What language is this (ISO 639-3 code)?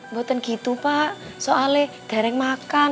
ind